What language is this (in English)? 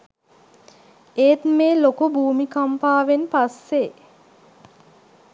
Sinhala